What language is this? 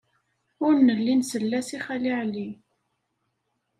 Kabyle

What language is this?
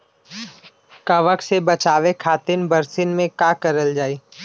Bhojpuri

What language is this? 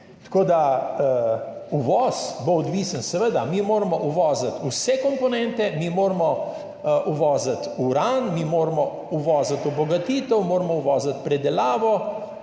Slovenian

